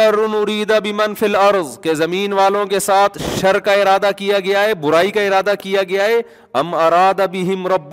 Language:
Urdu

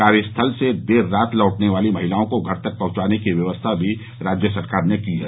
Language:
Hindi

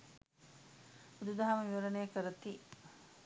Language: Sinhala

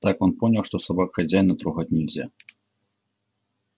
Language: Russian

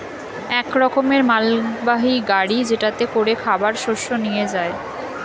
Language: Bangla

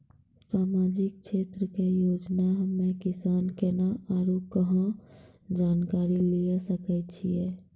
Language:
Maithili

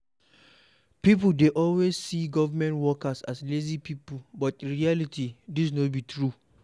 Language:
Nigerian Pidgin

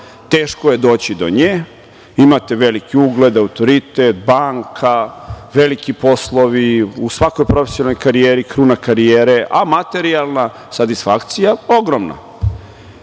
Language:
Serbian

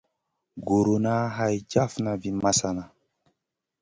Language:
Masana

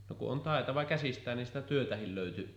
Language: Finnish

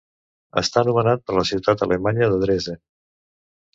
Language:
Catalan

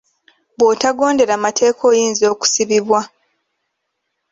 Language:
Ganda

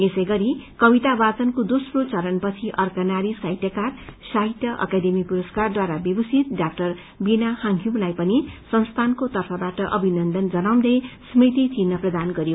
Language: Nepali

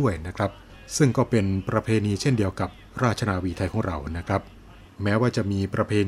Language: Thai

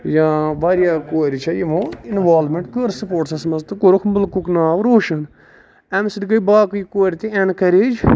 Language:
Kashmiri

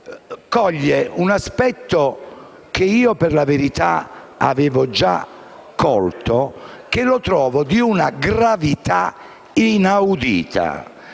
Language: Italian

